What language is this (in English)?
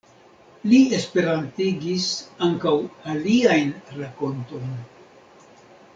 Esperanto